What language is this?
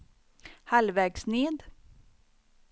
Swedish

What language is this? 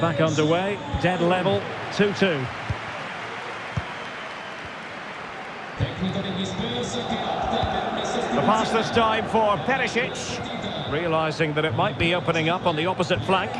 English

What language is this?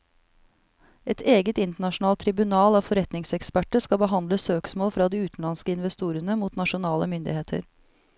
Norwegian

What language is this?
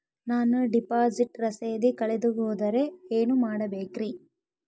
Kannada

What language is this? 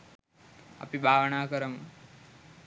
Sinhala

